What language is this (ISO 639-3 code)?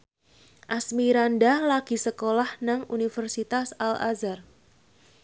jav